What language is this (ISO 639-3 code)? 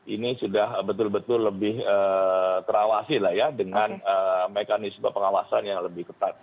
ind